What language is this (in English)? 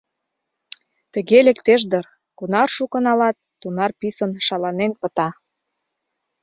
Mari